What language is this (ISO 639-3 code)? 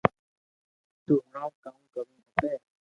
lrk